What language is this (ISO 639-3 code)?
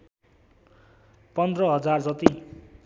nep